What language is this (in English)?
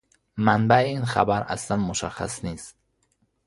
Persian